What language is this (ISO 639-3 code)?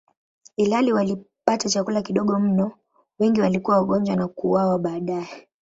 swa